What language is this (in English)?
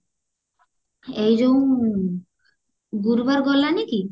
Odia